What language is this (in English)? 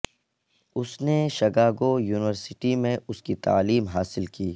Urdu